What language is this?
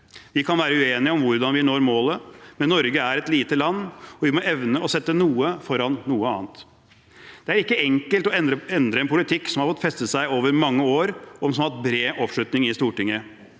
Norwegian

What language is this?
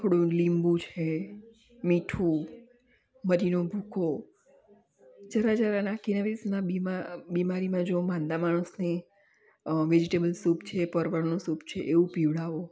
Gujarati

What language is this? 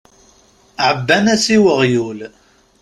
Kabyle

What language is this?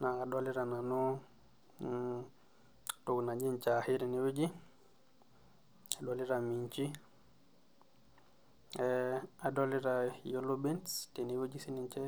Masai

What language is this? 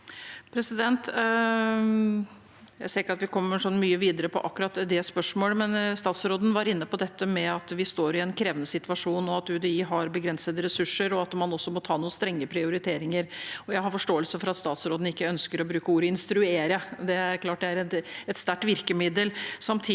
Norwegian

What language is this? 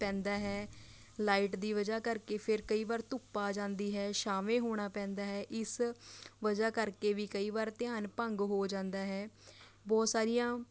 Punjabi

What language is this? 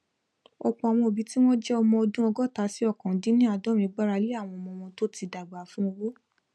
Yoruba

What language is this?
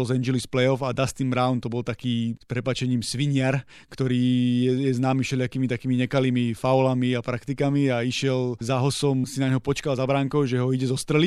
Slovak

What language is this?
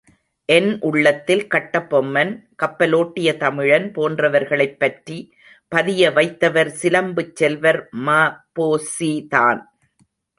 Tamil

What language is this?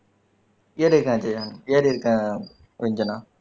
Tamil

